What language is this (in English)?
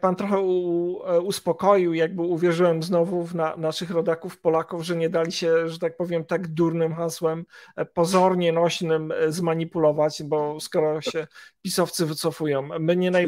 Polish